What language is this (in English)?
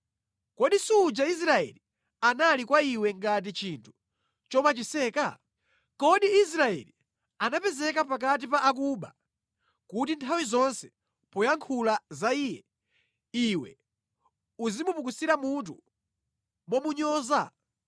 Nyanja